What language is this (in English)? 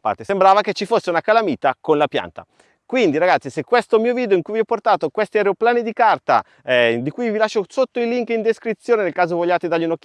Italian